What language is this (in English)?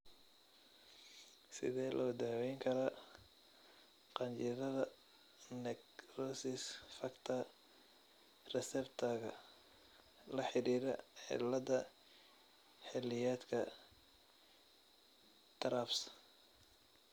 Somali